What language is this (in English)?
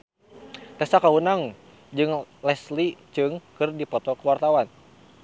Sundanese